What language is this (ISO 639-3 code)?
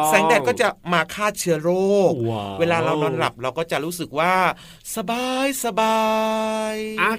tha